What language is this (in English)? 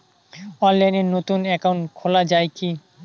Bangla